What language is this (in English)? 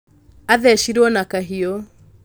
Kikuyu